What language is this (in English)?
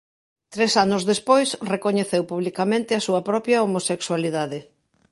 Galician